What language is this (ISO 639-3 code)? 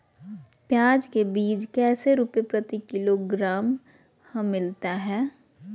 mag